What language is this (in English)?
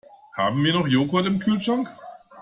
German